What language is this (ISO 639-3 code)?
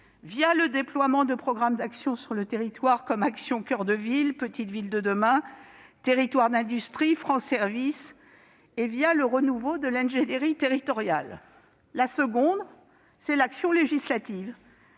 fra